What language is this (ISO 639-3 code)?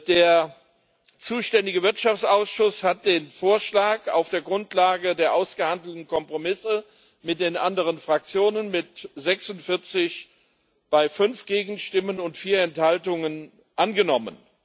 deu